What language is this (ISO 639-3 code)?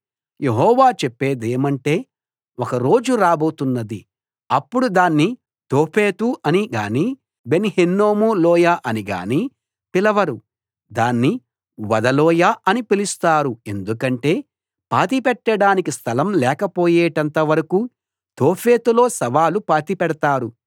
tel